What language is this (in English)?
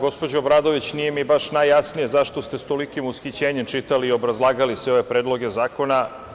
Serbian